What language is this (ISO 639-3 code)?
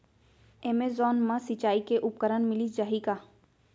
hne